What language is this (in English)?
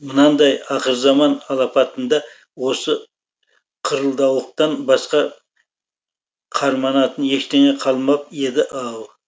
Kazakh